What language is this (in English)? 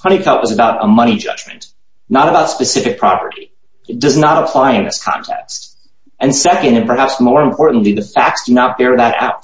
English